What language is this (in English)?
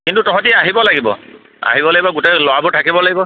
Assamese